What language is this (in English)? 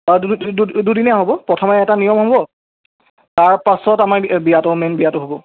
Assamese